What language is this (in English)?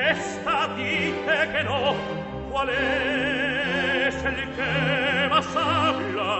Spanish